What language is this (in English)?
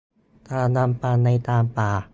Thai